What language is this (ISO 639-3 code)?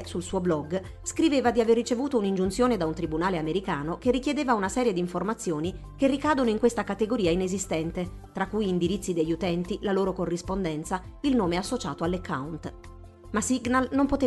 ita